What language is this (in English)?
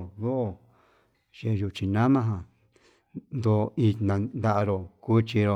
Yutanduchi Mixtec